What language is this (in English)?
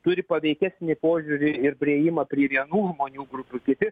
Lithuanian